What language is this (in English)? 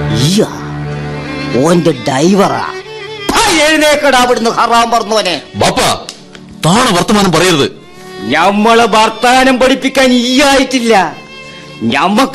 Malayalam